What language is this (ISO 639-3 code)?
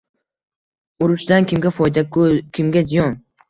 uzb